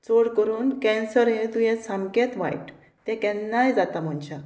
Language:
Konkani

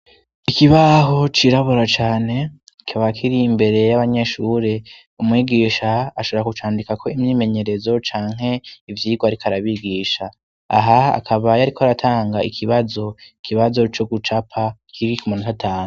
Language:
Rundi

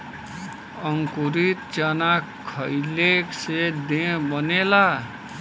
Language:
Bhojpuri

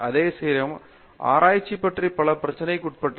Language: Tamil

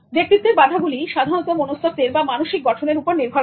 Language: Bangla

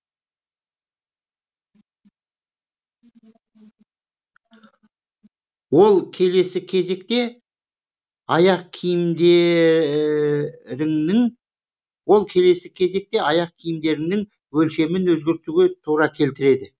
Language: Kazakh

